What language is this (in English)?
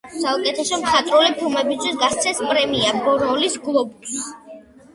Georgian